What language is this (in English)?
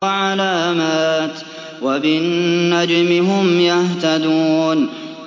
Arabic